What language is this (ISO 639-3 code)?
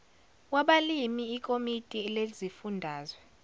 zul